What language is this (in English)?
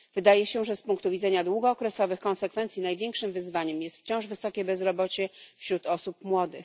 Polish